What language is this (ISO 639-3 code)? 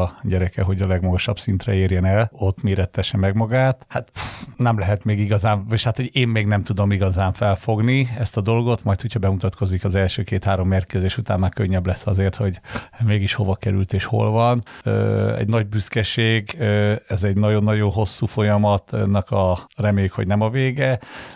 hun